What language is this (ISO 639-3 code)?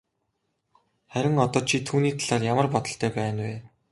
mon